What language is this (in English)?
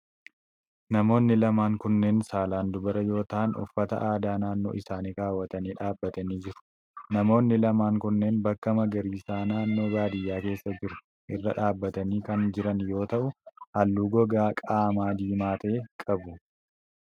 Oromo